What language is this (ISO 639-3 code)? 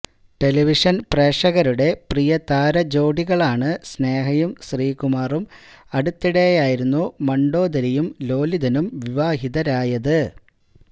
mal